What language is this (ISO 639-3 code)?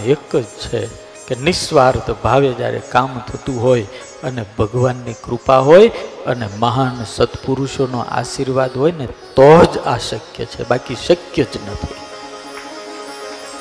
guj